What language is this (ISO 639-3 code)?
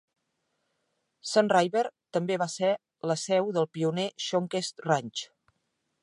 cat